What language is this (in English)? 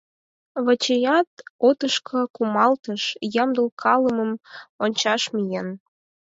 Mari